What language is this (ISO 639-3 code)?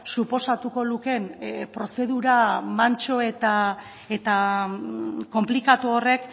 eus